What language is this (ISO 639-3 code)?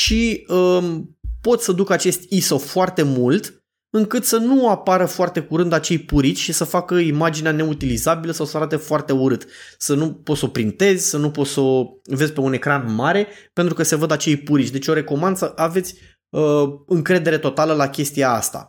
ron